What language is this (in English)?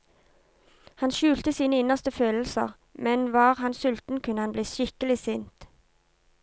Norwegian